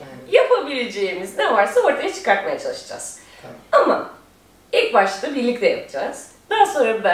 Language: Turkish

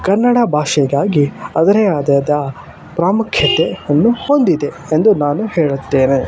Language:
Kannada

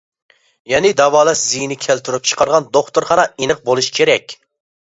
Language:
Uyghur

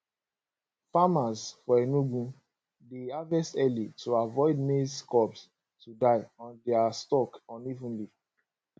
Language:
Nigerian Pidgin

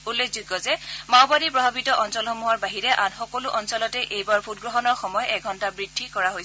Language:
Assamese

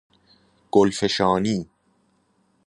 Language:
Persian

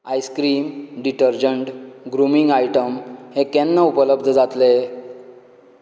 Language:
Konkani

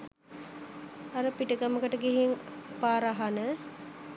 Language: Sinhala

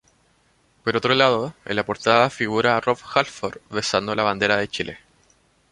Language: Spanish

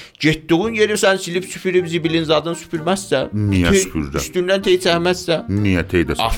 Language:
Persian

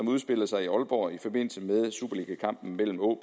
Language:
Danish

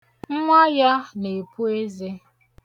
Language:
Igbo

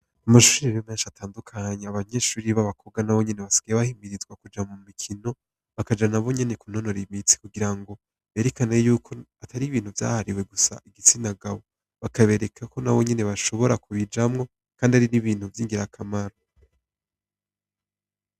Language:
Rundi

